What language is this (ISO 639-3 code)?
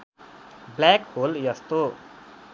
nep